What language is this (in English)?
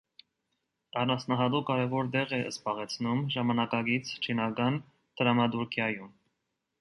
Armenian